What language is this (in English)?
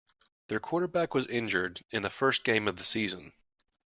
English